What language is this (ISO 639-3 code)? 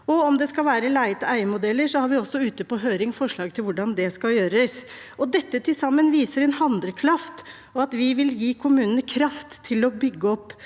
nor